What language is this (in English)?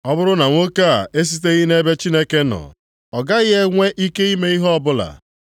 Igbo